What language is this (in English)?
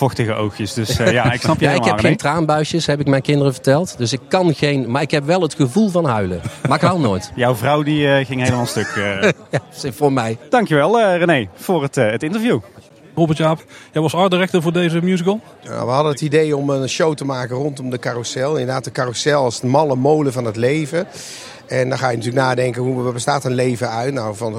Dutch